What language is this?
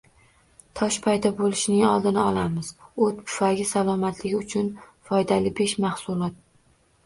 Uzbek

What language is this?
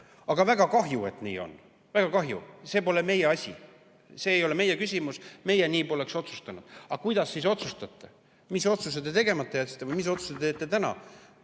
Estonian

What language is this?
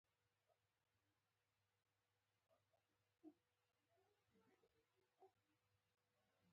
Pashto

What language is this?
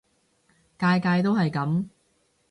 Cantonese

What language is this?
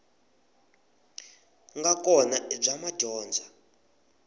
Tsonga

